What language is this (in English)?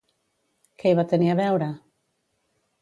Catalan